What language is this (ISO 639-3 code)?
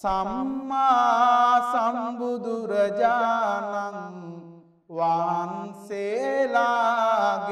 ron